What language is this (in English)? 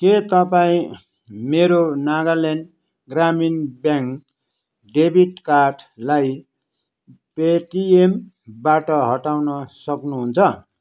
Nepali